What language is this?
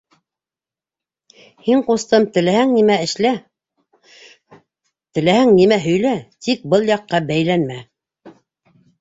Bashkir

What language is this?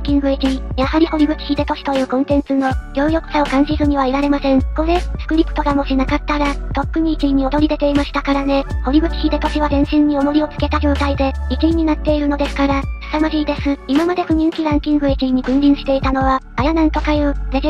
Japanese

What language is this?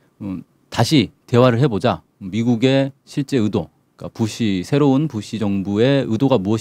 Korean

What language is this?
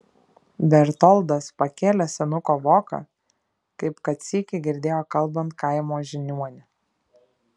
Lithuanian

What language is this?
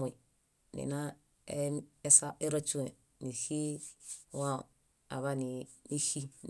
Bayot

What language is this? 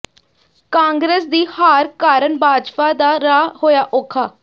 Punjabi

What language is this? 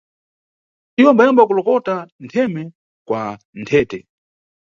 Nyungwe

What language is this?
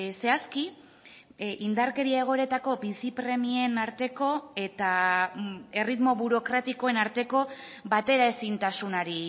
Basque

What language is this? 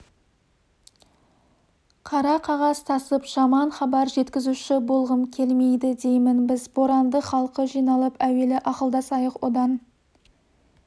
Kazakh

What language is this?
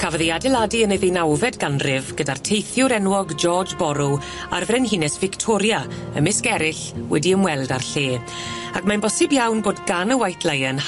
Welsh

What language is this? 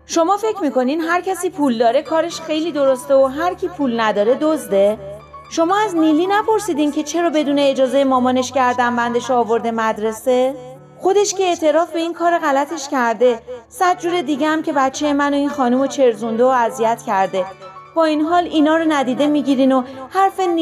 Persian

